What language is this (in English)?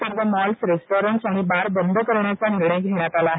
Marathi